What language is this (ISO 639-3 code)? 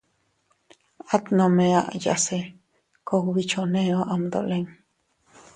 cut